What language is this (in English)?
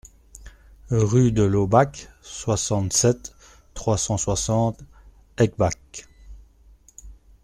French